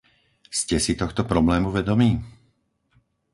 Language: Slovak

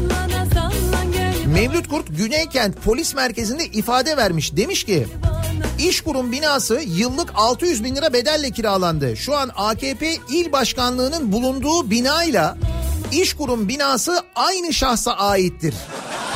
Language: Turkish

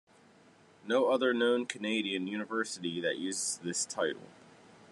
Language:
English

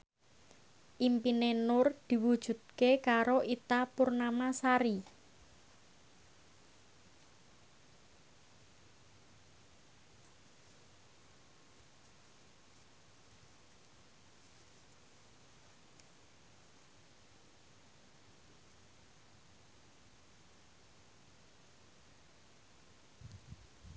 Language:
Javanese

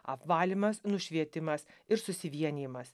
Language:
Lithuanian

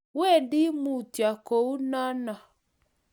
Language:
Kalenjin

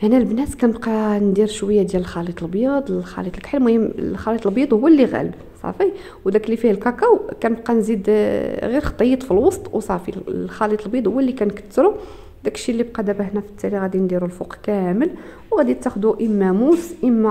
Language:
Arabic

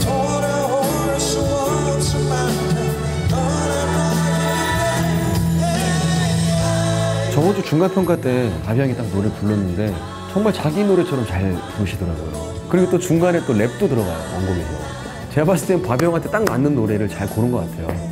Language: Korean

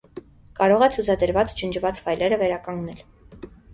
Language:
Armenian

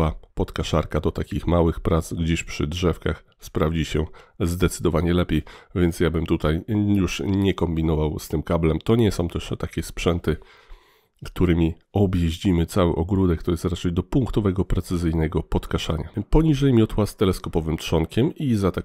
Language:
Polish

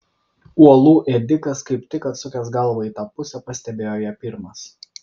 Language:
Lithuanian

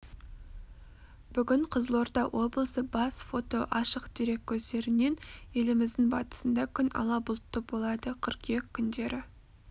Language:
Kazakh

